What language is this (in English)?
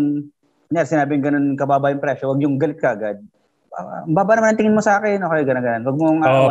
Filipino